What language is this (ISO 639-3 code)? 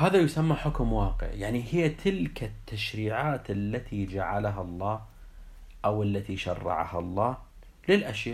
ara